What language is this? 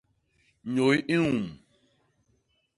Basaa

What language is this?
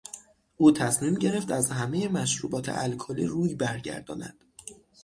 Persian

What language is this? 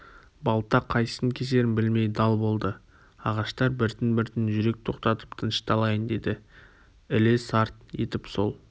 Kazakh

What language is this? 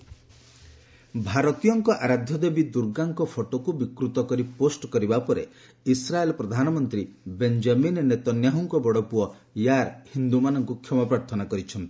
Odia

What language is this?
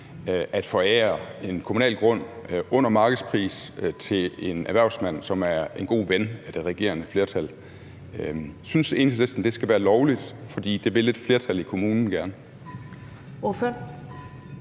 Danish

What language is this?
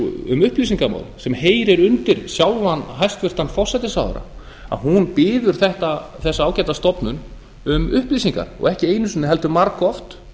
Icelandic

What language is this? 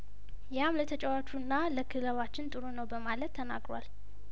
Amharic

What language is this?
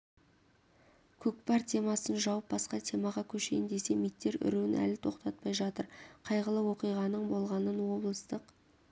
Kazakh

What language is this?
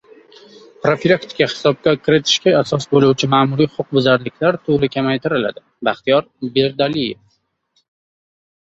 Uzbek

